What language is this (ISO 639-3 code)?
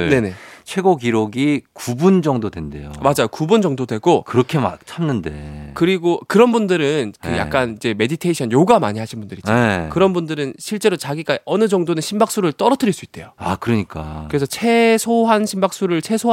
kor